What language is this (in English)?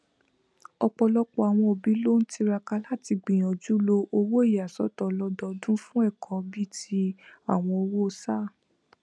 Yoruba